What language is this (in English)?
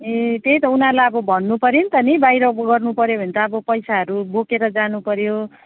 Nepali